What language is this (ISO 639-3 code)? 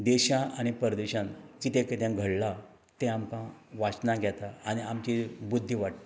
kok